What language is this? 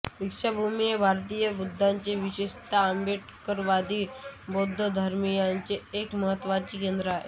Marathi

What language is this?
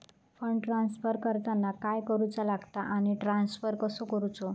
Marathi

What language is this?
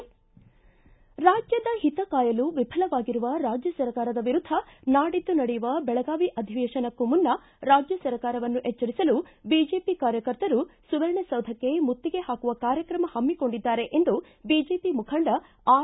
Kannada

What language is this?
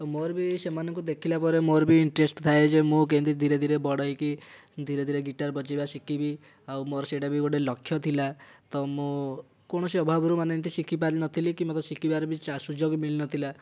Odia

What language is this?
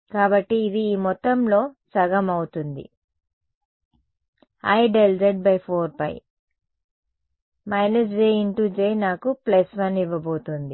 Telugu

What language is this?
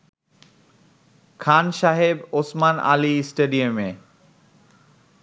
Bangla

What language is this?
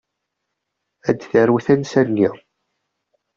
Kabyle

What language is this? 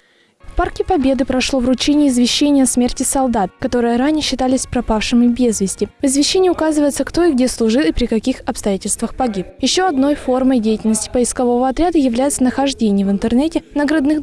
Russian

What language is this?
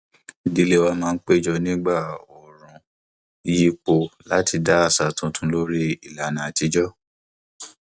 Yoruba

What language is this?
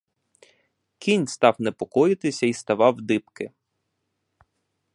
Ukrainian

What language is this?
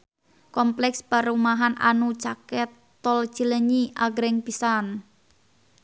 Sundanese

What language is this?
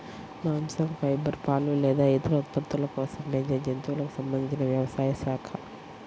Telugu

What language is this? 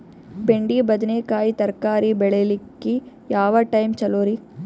Kannada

